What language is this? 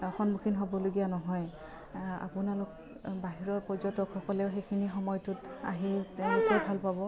Assamese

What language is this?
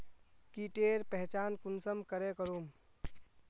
Magahi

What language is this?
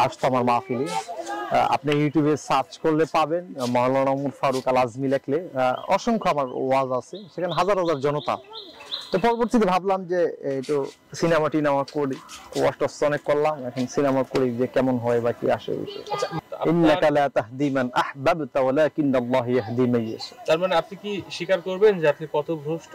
Bangla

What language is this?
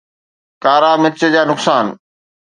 Sindhi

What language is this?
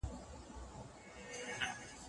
Pashto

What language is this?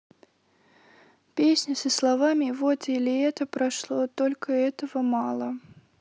Russian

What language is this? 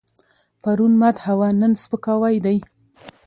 Pashto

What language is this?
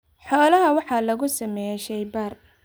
Somali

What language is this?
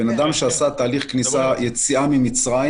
Hebrew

